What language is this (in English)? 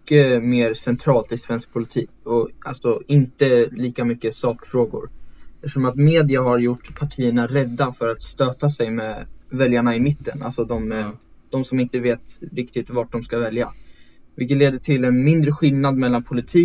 Swedish